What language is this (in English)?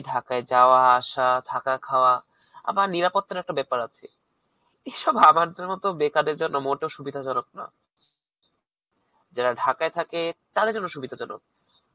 Bangla